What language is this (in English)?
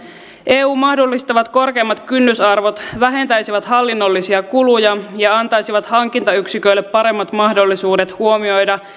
Finnish